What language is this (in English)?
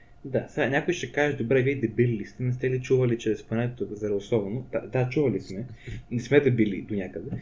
Bulgarian